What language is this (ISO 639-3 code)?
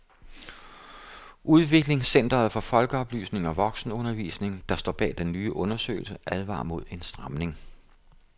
dan